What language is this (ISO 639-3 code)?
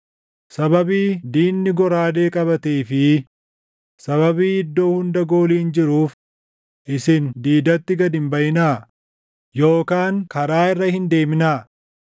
orm